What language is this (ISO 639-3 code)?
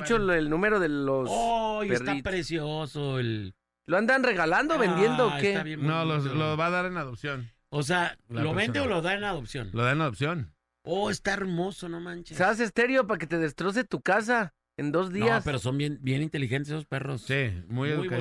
spa